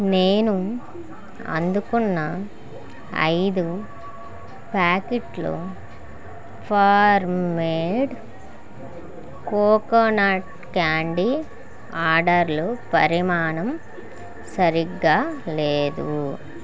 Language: Telugu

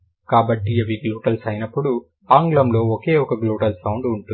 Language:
Telugu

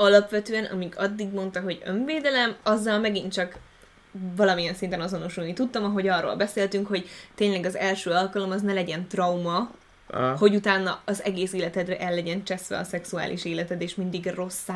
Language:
Hungarian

